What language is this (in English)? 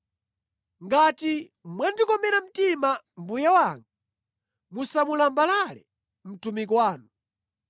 Nyanja